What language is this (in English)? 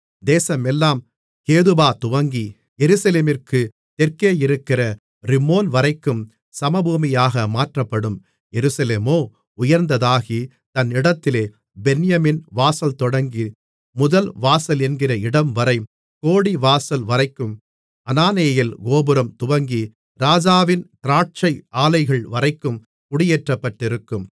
Tamil